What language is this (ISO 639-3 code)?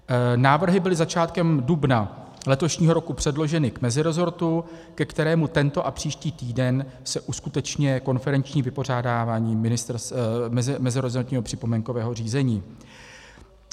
ces